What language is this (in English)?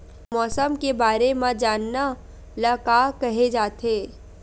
Chhattisgarhi